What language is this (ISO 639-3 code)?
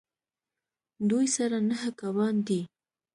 pus